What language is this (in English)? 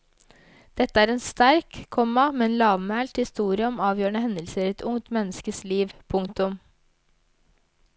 Norwegian